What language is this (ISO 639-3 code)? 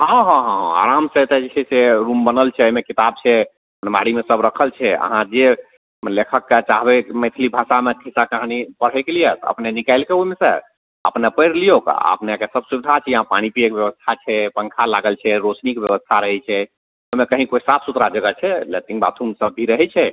mai